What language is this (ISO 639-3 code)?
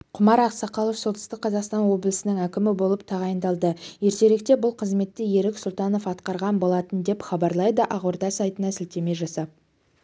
kaz